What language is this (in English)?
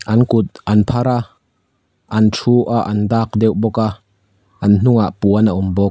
Mizo